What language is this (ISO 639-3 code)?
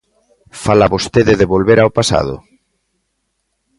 glg